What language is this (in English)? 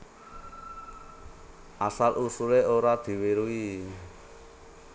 Javanese